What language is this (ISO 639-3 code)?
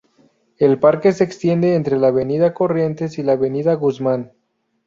spa